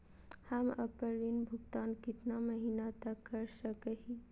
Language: Magahi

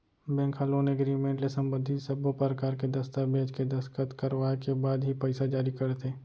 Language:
Chhattisgarhi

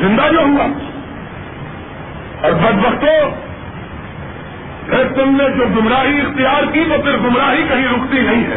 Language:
Urdu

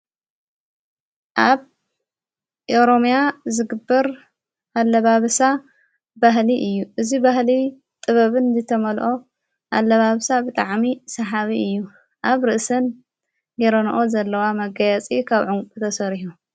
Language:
Tigrinya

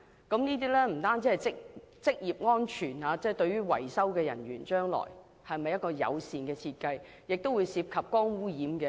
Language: Cantonese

